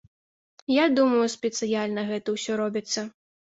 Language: Belarusian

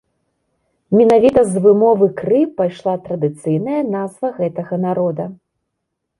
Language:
Belarusian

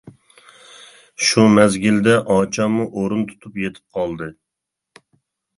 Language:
Uyghur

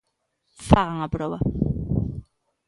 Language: Galician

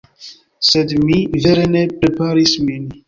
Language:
Esperanto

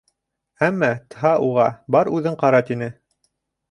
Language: Bashkir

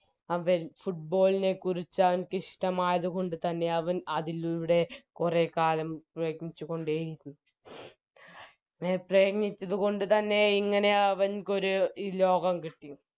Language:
Malayalam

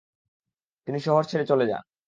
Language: Bangla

